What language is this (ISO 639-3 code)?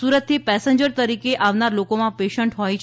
guj